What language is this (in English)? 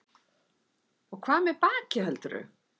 Icelandic